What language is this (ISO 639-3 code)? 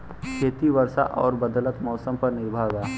bho